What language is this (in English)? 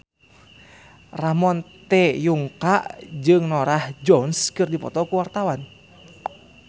Sundanese